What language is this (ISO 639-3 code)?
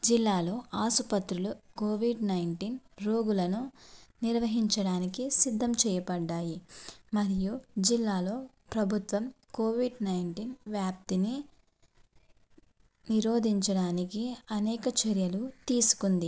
tel